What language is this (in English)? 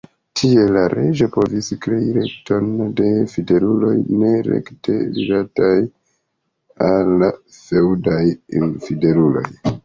Esperanto